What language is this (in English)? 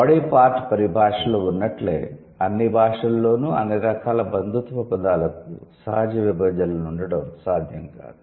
Telugu